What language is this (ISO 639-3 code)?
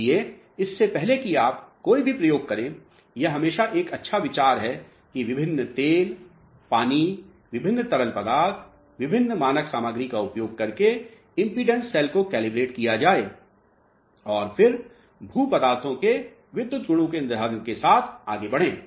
hin